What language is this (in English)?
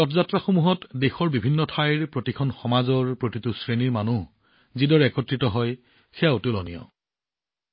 Assamese